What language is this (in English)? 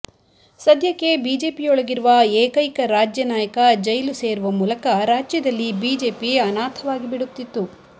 Kannada